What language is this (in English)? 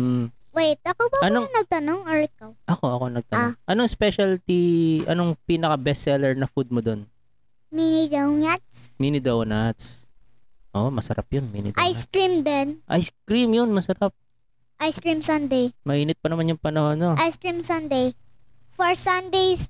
Filipino